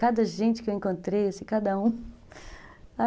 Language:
Portuguese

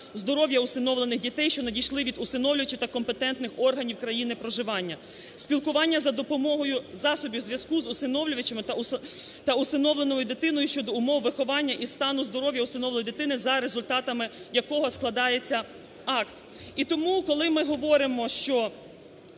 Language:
Ukrainian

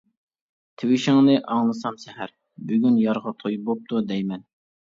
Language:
Uyghur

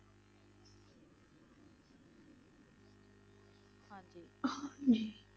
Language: Punjabi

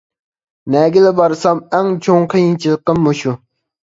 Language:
Uyghur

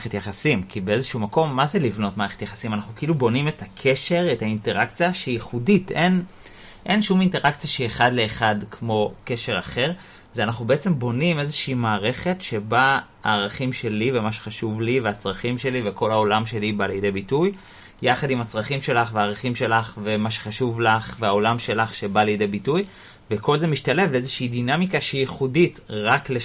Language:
Hebrew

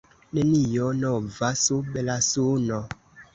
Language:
Esperanto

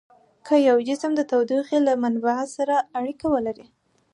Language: Pashto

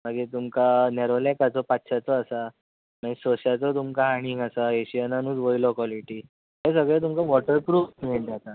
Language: Konkani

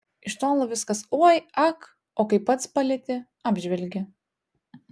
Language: Lithuanian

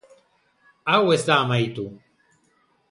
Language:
Basque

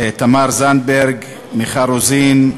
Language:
Hebrew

